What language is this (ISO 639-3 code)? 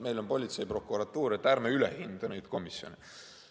est